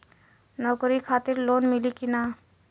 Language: Bhojpuri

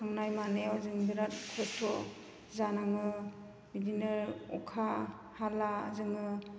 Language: Bodo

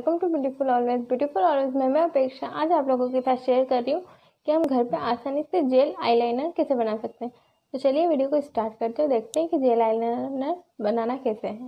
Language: Hindi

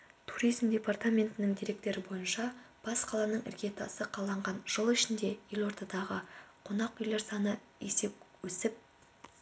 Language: Kazakh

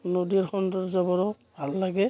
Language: Assamese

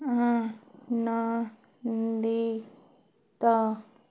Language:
Odia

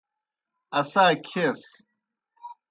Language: Kohistani Shina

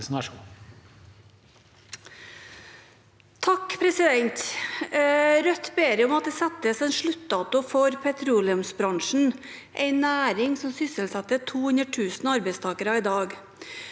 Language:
Norwegian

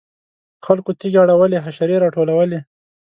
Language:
Pashto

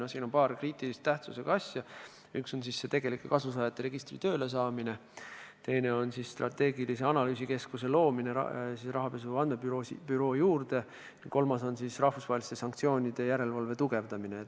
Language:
Estonian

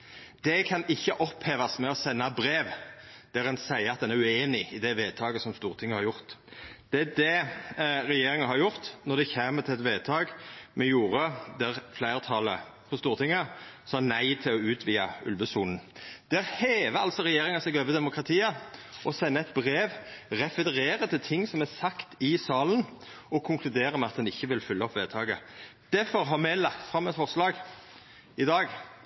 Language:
Norwegian Nynorsk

